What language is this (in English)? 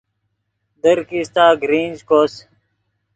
Yidgha